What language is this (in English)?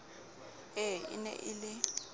Southern Sotho